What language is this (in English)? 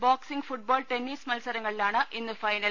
Malayalam